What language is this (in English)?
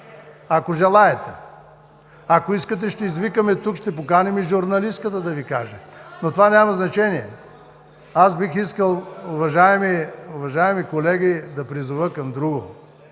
Bulgarian